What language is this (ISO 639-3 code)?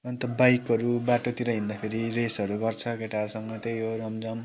nep